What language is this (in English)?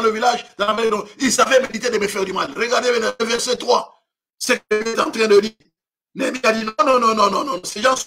French